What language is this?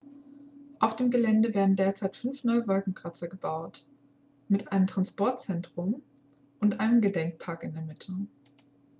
German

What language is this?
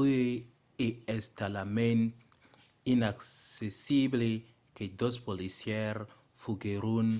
Occitan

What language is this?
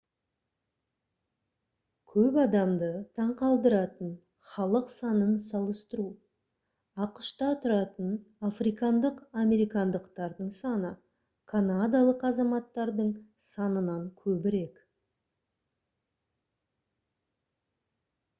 Kazakh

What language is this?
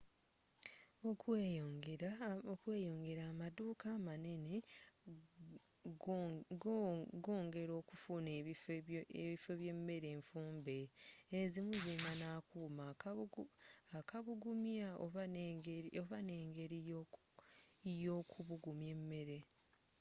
Ganda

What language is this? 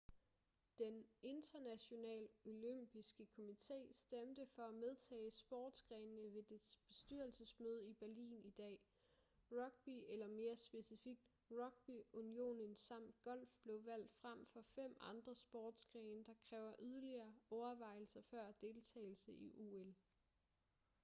Danish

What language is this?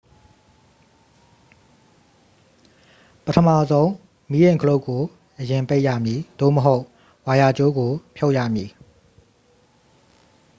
Burmese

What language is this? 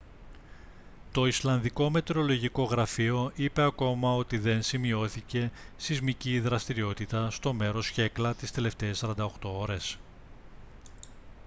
Greek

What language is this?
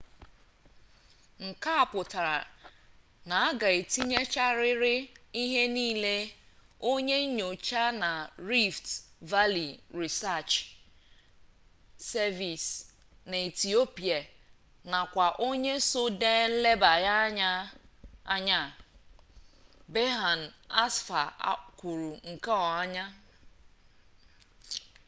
Igbo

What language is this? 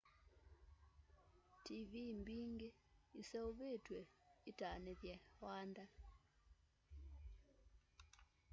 Kamba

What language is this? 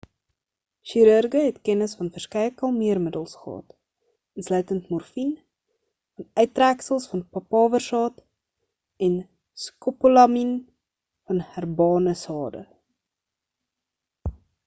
Afrikaans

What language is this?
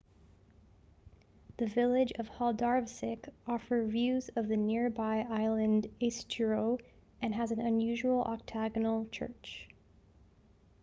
English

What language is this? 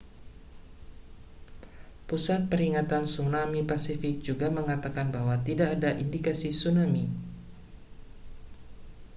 Indonesian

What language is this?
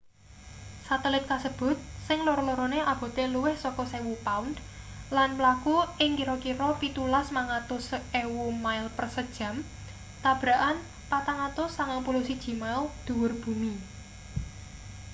Javanese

